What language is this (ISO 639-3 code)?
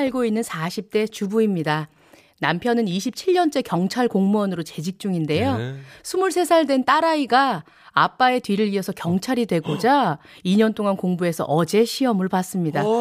kor